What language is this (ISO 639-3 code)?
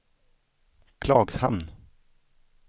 swe